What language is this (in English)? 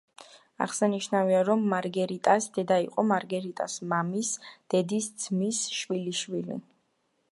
Georgian